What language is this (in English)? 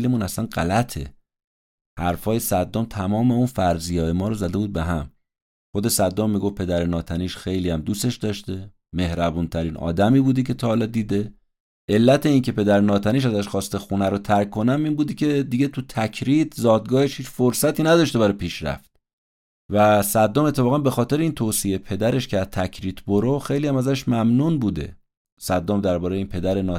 Persian